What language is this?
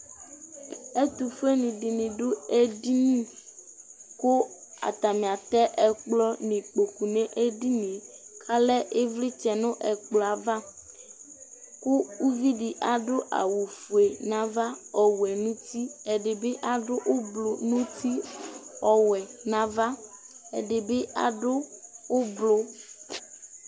Ikposo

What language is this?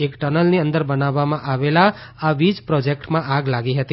Gujarati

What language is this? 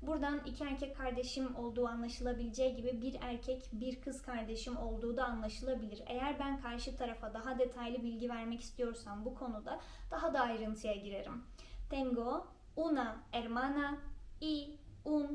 Turkish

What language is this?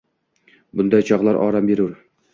Uzbek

